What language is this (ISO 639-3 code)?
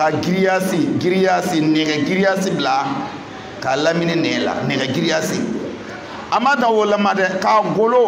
ara